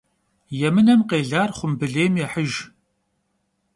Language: Kabardian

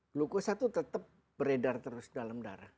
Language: Indonesian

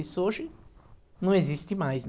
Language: Portuguese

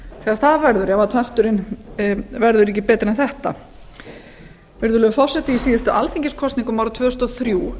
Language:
Icelandic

